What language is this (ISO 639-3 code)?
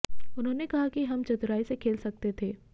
hin